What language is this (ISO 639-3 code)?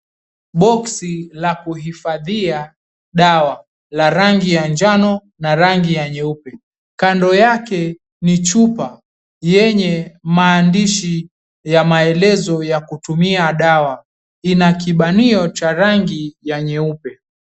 swa